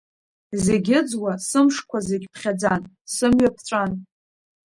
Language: Abkhazian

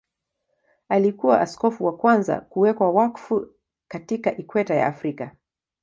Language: Swahili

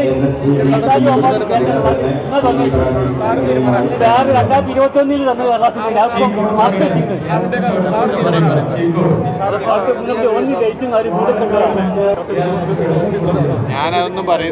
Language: Arabic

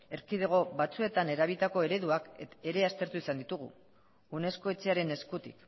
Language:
Basque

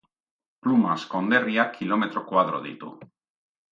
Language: Basque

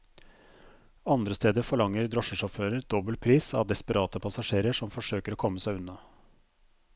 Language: Norwegian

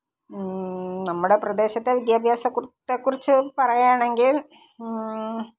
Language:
Malayalam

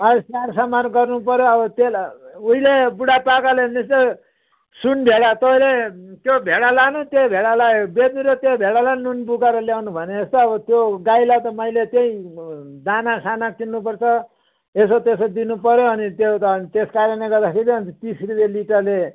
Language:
Nepali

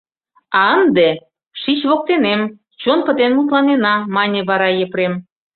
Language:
Mari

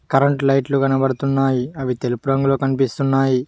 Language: Telugu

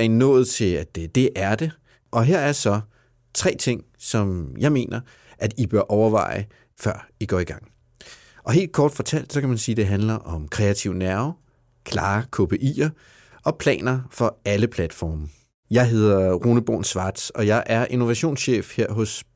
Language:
Danish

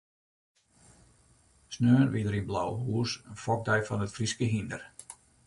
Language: Western Frisian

